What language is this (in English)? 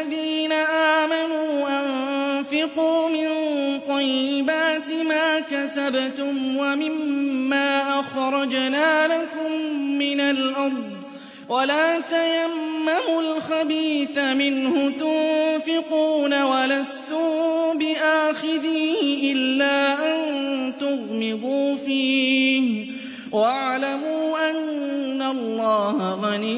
Arabic